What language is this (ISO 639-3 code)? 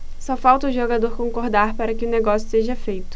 por